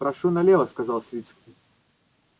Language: Russian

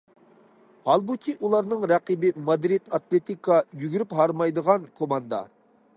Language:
Uyghur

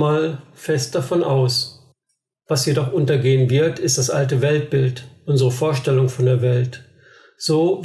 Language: German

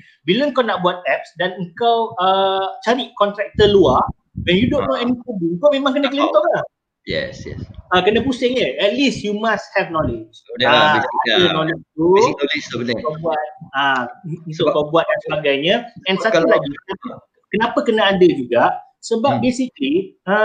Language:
Malay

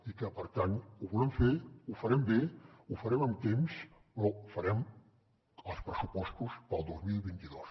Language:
Catalan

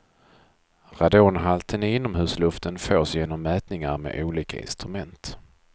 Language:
Swedish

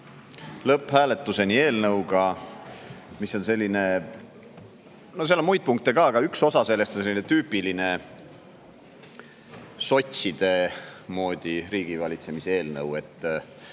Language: Estonian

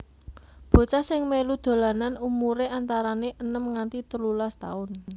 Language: Javanese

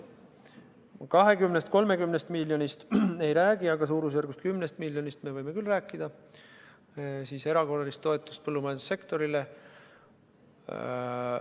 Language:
Estonian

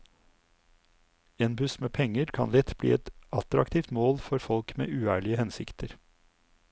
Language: Norwegian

